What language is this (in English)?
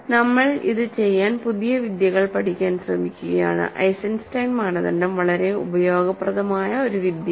Malayalam